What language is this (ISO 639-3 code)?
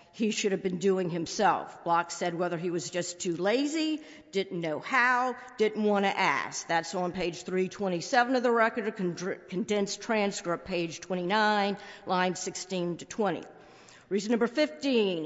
eng